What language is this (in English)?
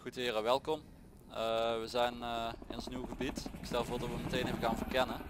Dutch